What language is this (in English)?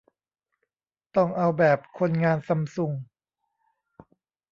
Thai